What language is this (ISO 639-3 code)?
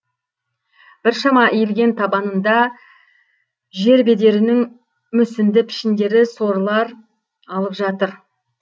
kaz